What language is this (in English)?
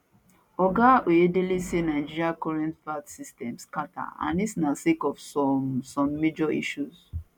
Nigerian Pidgin